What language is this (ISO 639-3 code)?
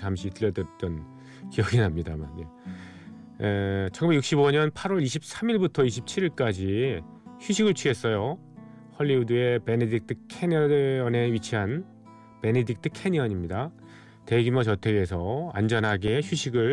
kor